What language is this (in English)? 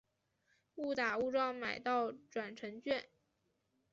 Chinese